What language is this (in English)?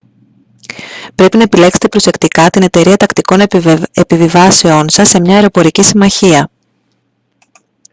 Greek